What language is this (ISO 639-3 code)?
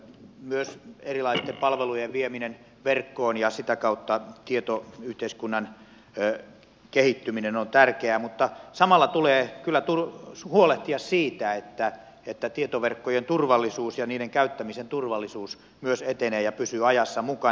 fin